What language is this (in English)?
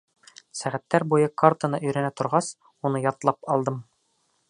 Bashkir